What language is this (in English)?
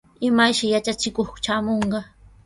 Sihuas Ancash Quechua